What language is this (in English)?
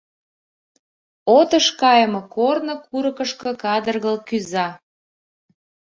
Mari